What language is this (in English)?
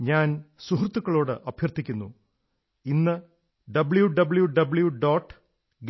Malayalam